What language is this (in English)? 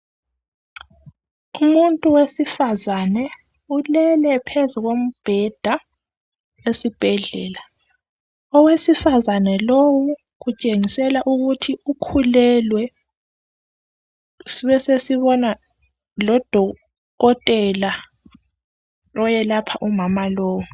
North Ndebele